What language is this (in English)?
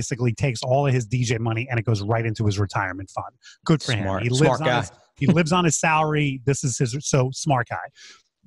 English